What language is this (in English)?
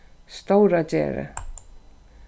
Faroese